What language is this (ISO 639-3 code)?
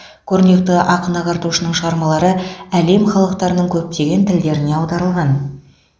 kaz